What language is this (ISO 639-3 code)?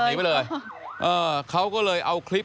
tha